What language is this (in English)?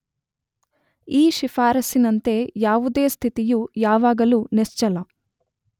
Kannada